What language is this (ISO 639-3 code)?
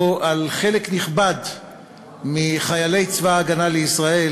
heb